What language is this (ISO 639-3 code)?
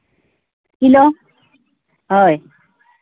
sat